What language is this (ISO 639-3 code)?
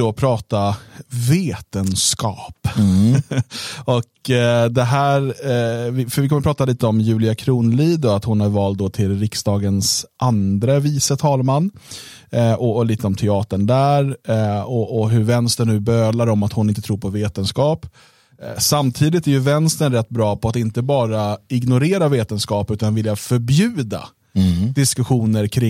swe